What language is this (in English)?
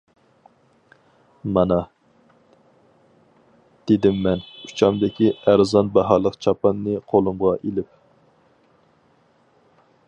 Uyghur